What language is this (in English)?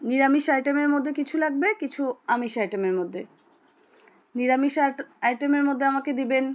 Bangla